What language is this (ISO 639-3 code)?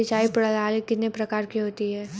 hin